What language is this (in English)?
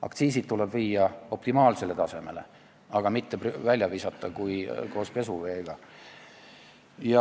Estonian